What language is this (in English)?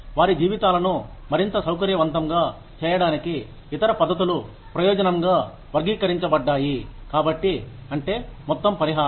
Telugu